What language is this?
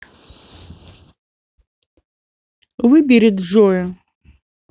Russian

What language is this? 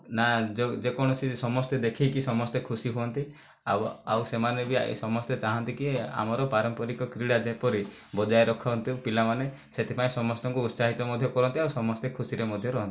Odia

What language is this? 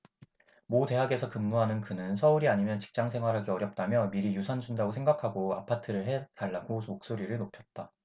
Korean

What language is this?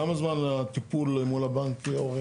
Hebrew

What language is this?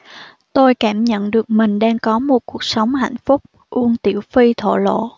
Vietnamese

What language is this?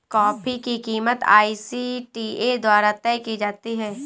Hindi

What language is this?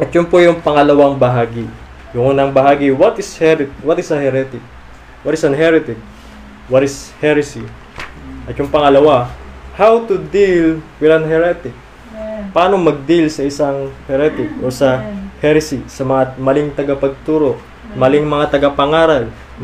Filipino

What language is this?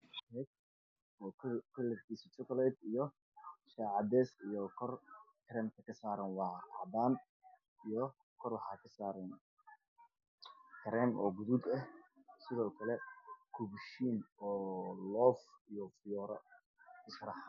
Somali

